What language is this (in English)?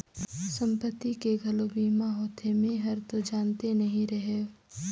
Chhattisgarhi